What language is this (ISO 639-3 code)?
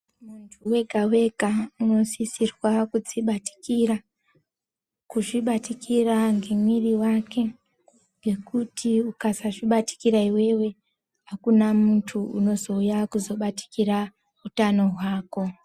ndc